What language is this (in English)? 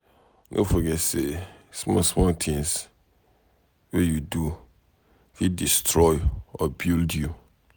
Nigerian Pidgin